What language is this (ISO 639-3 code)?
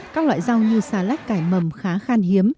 vie